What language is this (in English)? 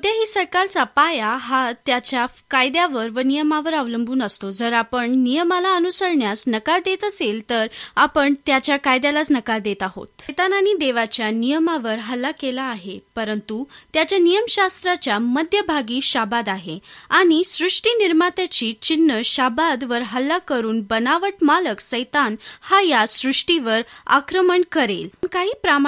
Marathi